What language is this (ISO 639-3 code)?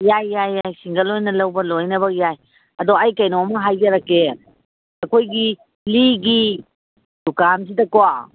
mni